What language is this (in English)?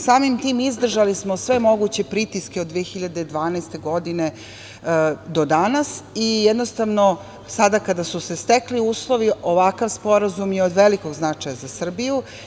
Serbian